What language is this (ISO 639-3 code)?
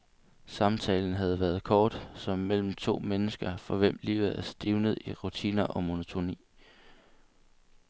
dan